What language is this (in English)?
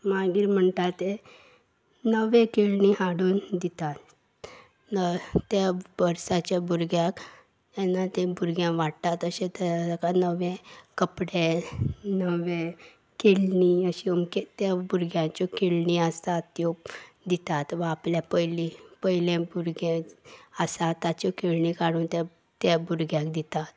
Konkani